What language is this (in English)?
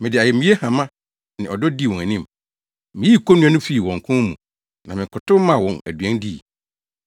Akan